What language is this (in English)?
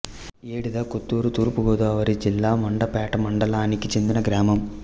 Telugu